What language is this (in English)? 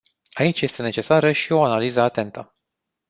Romanian